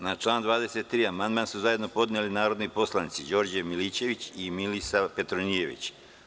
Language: Serbian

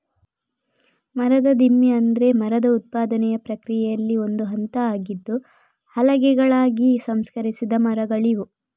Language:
Kannada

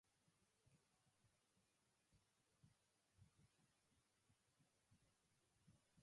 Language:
English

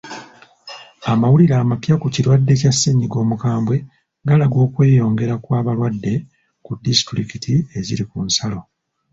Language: Ganda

